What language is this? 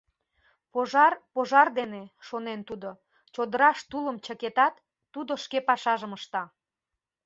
Mari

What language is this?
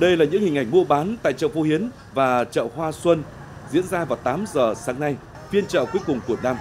Vietnamese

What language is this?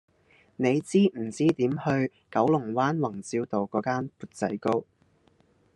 Cantonese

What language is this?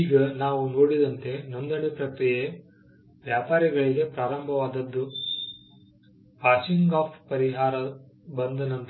Kannada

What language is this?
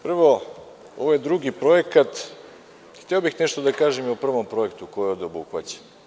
Serbian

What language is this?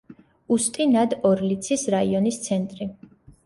Georgian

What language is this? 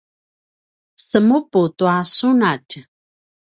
Paiwan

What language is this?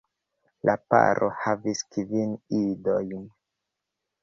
Esperanto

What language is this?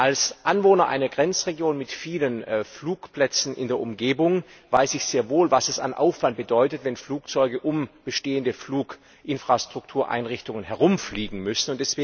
German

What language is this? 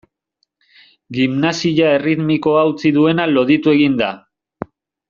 Basque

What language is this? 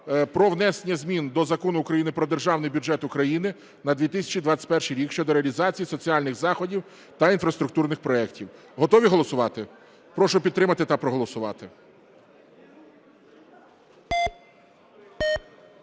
Ukrainian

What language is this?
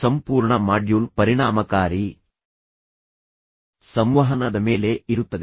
Kannada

